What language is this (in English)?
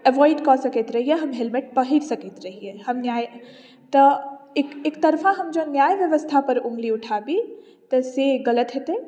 Maithili